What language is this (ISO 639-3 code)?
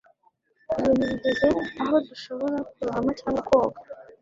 kin